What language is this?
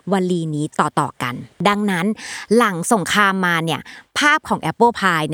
Thai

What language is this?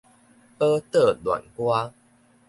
Min Nan Chinese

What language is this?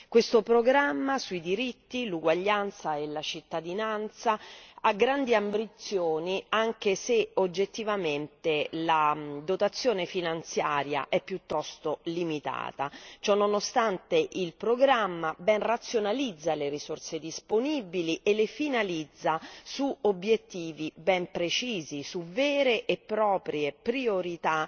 Italian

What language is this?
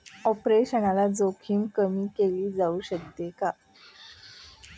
Marathi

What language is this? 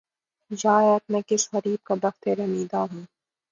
Urdu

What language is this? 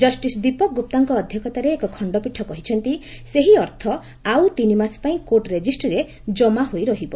Odia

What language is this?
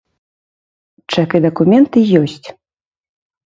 Belarusian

